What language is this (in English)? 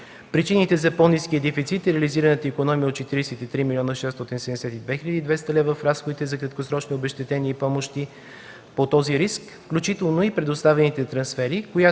Bulgarian